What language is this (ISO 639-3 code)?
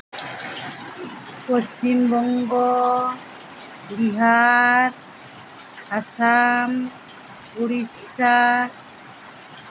sat